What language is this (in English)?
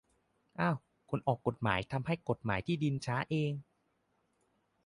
Thai